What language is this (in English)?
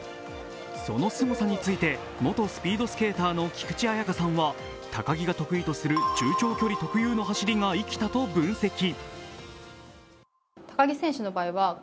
Japanese